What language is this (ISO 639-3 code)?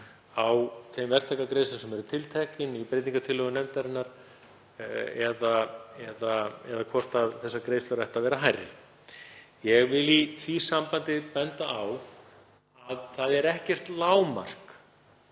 isl